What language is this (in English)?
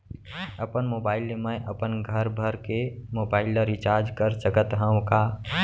Chhattisgarhi